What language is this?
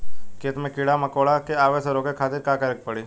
Bhojpuri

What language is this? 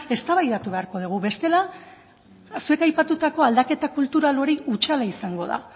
Basque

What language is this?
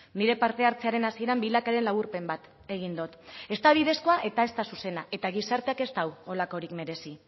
Basque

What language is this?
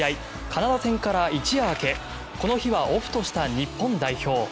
Japanese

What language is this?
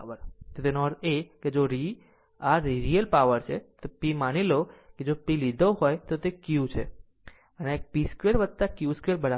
Gujarati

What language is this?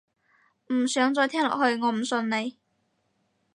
Cantonese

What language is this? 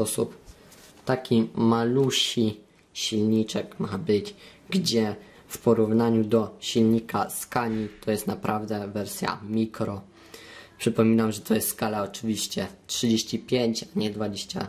Polish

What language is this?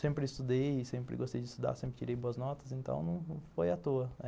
Portuguese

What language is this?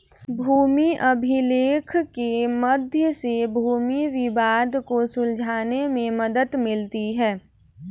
Hindi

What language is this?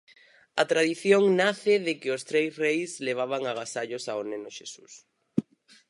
Galician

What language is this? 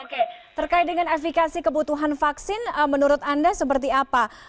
Indonesian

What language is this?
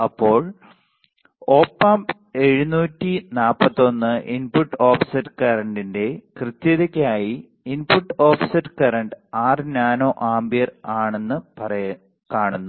Malayalam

